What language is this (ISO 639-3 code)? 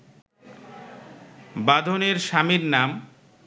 ben